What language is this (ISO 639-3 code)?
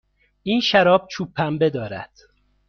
fas